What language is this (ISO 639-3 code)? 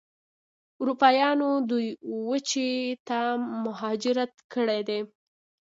pus